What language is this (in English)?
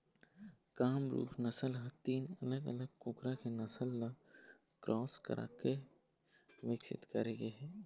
Chhattisgarhi